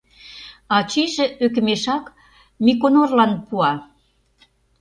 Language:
Mari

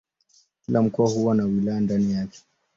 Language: Swahili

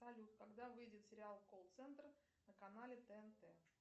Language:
Russian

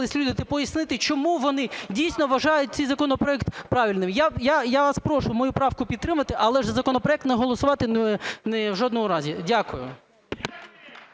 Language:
Ukrainian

